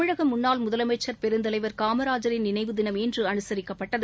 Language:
Tamil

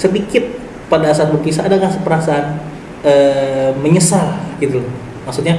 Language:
Indonesian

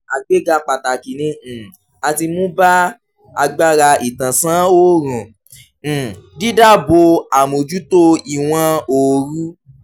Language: Yoruba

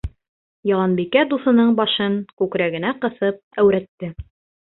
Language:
Bashkir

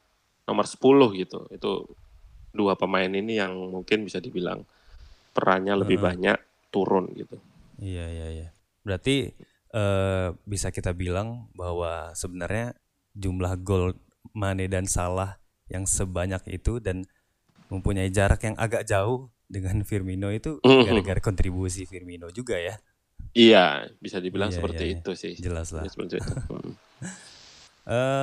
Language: Indonesian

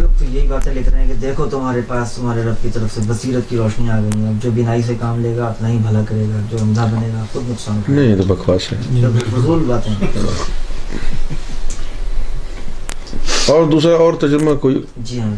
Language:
Urdu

